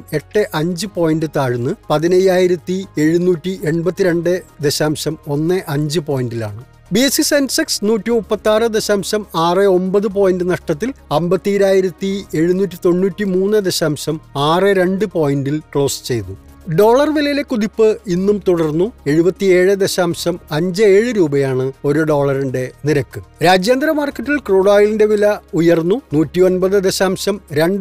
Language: Malayalam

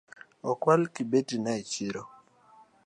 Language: Luo (Kenya and Tanzania)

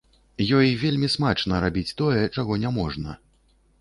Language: Belarusian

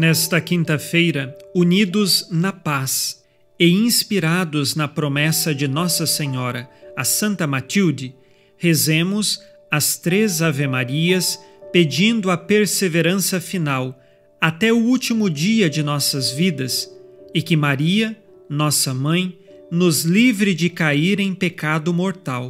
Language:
Portuguese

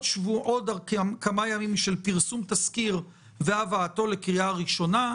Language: Hebrew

